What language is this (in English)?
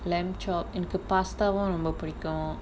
English